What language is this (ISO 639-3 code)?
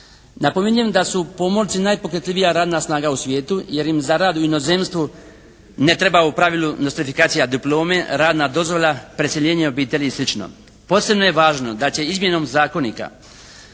hrv